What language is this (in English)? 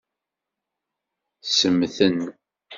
Kabyle